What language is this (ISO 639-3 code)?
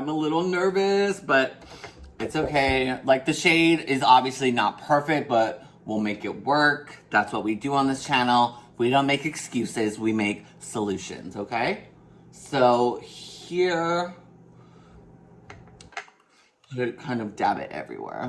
eng